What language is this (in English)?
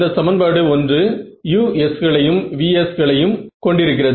Tamil